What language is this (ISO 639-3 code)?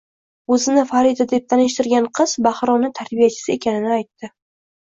uzb